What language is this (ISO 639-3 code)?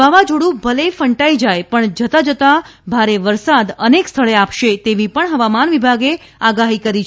guj